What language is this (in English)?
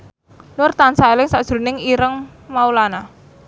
Javanese